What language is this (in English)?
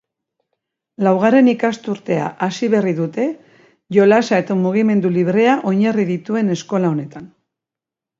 Basque